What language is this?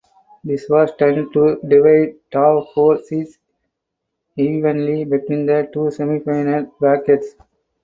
English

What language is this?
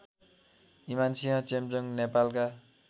Nepali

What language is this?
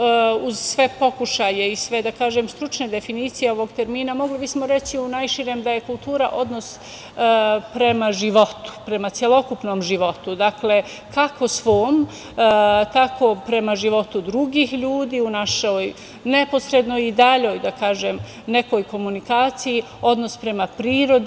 Serbian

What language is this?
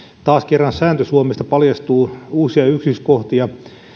Finnish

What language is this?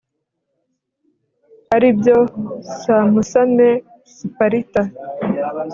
Kinyarwanda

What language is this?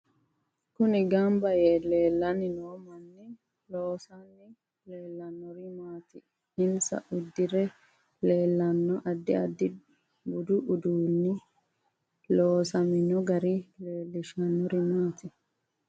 Sidamo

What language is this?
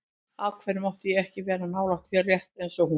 Icelandic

